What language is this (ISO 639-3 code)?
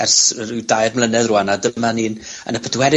cym